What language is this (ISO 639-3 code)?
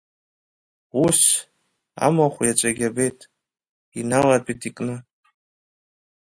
abk